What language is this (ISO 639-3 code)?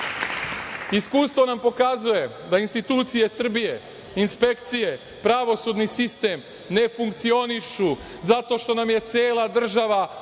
srp